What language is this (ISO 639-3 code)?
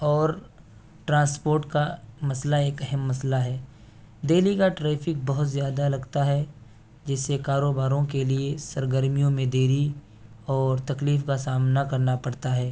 urd